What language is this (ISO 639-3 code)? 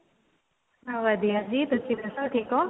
pan